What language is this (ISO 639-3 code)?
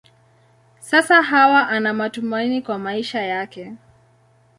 swa